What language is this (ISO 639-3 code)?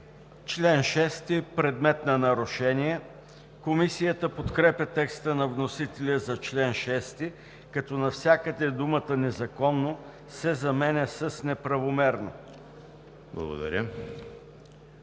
bul